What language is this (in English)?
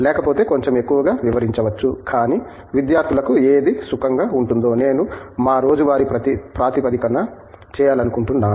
Telugu